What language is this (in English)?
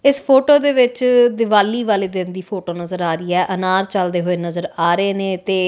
Punjabi